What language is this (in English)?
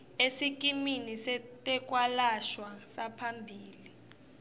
Swati